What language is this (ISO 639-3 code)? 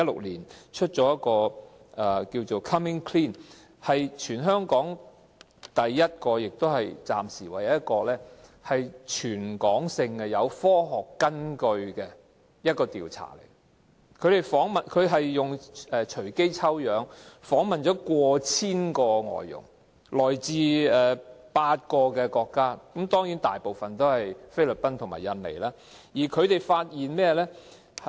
yue